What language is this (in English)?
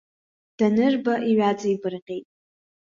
Abkhazian